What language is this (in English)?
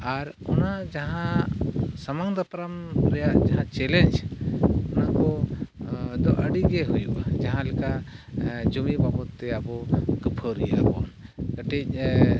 Santali